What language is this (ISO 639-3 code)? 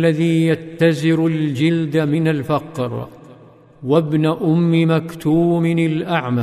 ara